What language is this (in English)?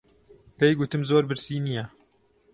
Central Kurdish